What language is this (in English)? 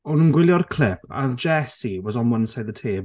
Welsh